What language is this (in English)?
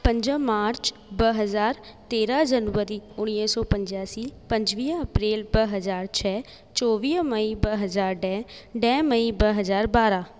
Sindhi